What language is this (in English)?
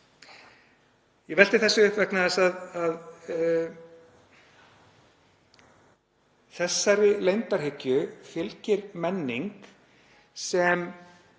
Icelandic